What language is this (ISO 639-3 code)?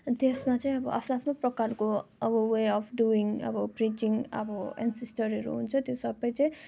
nep